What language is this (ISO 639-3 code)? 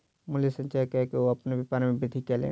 mai